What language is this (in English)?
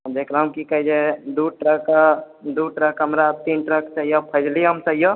Maithili